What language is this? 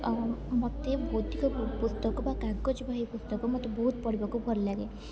Odia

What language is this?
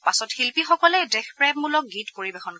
Assamese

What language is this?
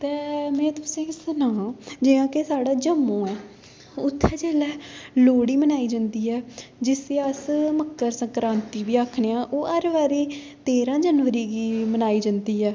Dogri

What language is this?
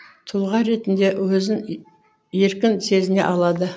Kazakh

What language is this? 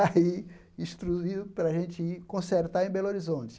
Portuguese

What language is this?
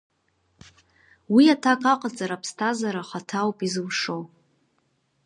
Abkhazian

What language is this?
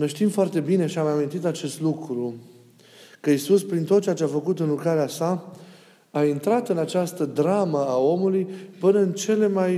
Romanian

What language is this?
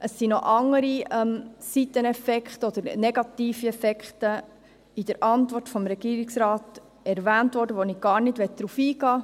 Swiss German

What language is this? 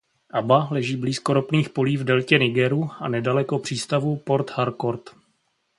Czech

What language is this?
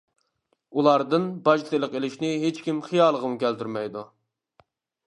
Uyghur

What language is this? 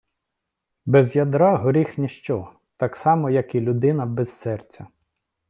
Ukrainian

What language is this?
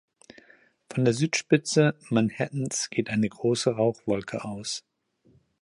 German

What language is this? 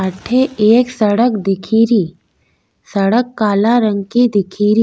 Rajasthani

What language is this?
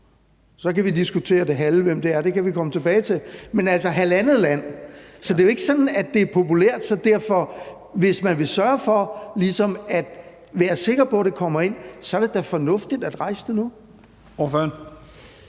Danish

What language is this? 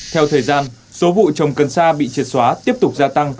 Vietnamese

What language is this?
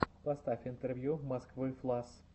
Russian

